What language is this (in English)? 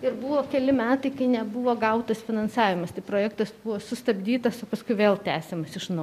Lithuanian